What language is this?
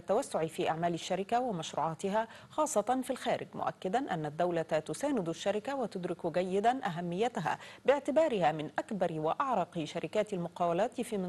Arabic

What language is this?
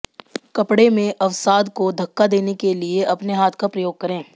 Hindi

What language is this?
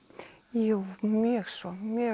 Icelandic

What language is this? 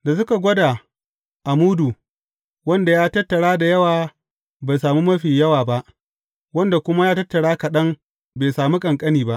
Hausa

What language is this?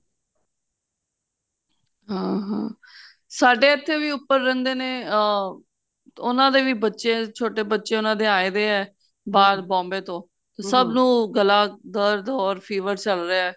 Punjabi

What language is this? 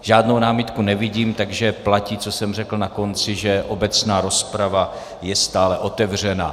Czech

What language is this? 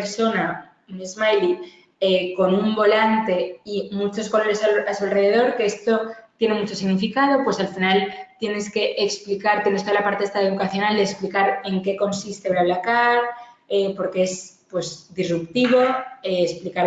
Spanish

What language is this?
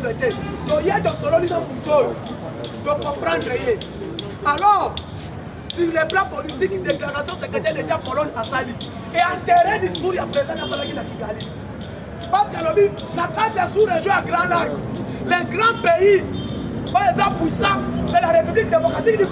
French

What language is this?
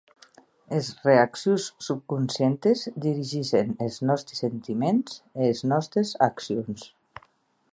Occitan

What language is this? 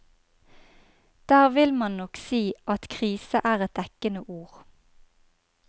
Norwegian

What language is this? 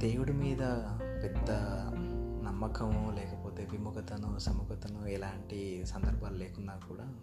Telugu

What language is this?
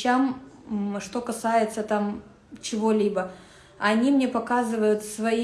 Russian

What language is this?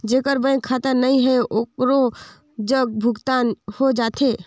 Chhattisgarhi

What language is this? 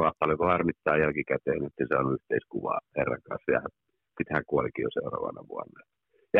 Finnish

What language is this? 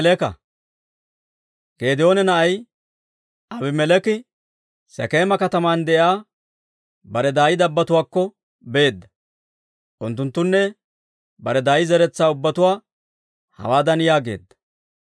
Dawro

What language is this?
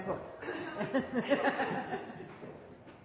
Norwegian Bokmål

